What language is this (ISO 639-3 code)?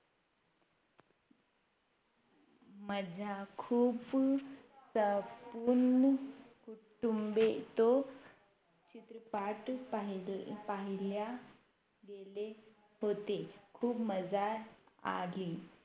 mar